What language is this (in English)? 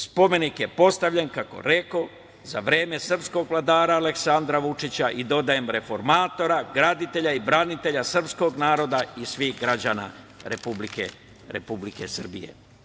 Serbian